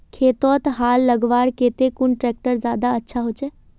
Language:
Magahi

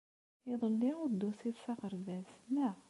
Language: Kabyle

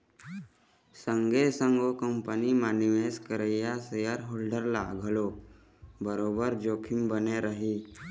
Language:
Chhattisgarhi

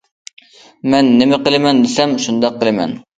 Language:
Uyghur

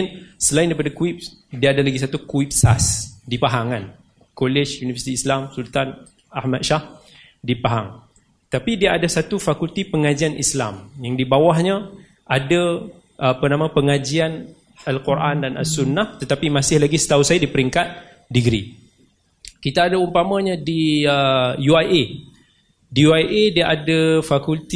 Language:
Malay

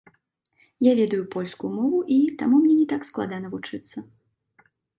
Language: Belarusian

